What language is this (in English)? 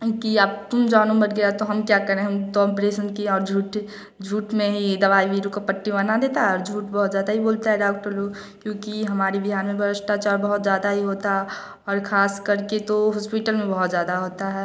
Hindi